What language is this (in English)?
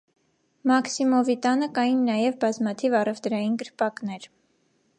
Armenian